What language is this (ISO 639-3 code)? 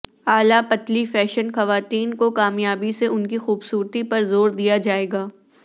urd